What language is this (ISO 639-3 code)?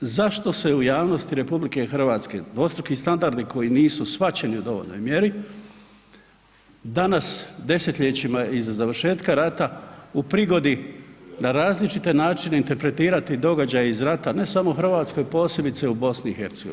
hrv